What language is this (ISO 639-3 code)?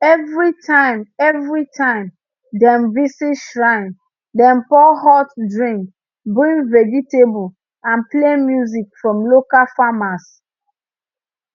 pcm